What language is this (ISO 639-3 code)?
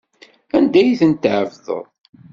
kab